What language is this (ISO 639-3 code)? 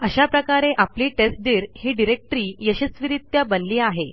mar